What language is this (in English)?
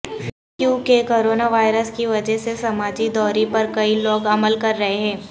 Urdu